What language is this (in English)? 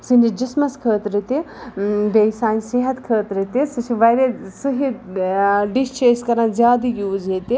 Kashmiri